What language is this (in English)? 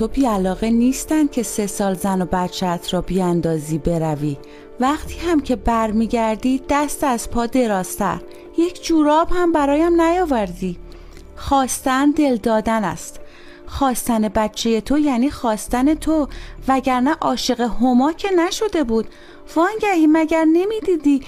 Persian